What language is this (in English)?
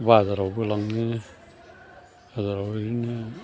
Bodo